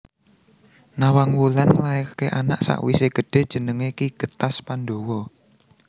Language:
Javanese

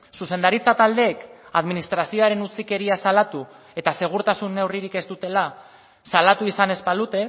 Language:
Basque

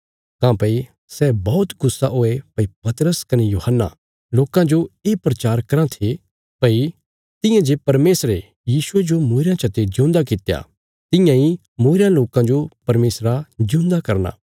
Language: Bilaspuri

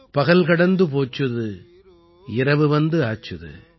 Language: Tamil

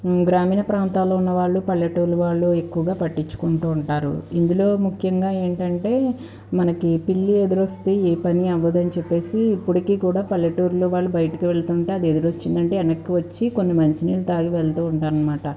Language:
Telugu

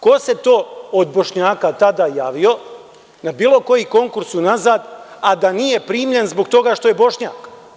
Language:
Serbian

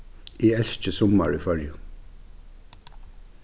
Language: Faroese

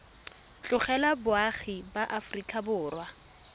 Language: Tswana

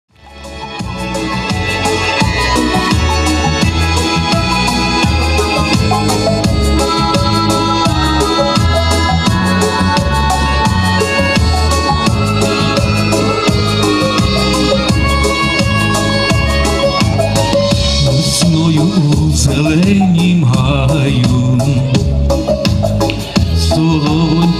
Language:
Russian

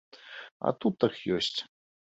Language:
Belarusian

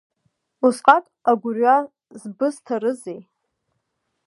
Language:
Abkhazian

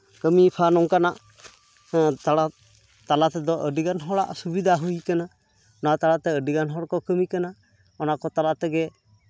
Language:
Santali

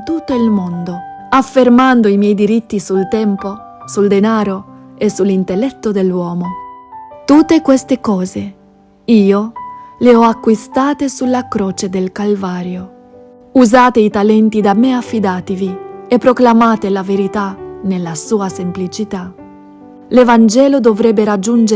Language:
Italian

